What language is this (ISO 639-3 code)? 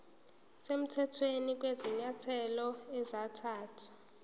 zul